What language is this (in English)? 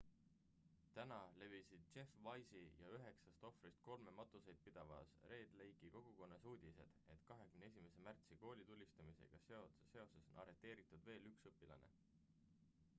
Estonian